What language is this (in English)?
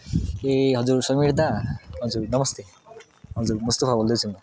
Nepali